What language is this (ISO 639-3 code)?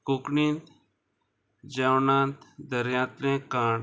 kok